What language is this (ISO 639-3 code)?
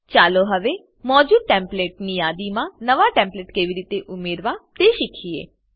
guj